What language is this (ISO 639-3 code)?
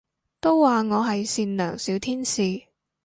yue